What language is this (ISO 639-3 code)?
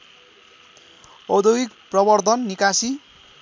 nep